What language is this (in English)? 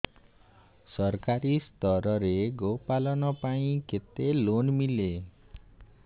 Odia